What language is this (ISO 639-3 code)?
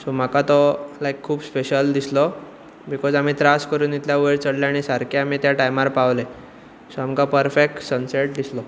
kok